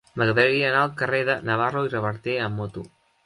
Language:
Catalan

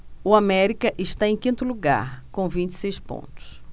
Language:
Portuguese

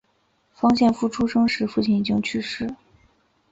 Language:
Chinese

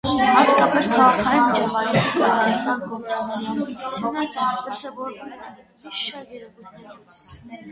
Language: Armenian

